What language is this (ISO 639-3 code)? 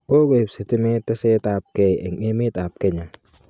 kln